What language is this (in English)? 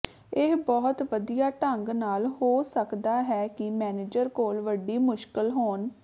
Punjabi